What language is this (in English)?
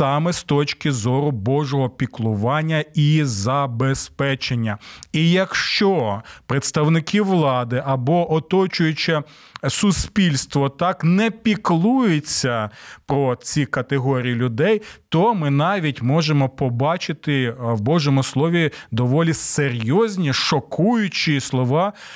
Ukrainian